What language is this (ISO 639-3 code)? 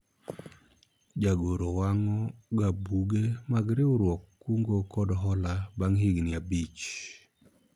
luo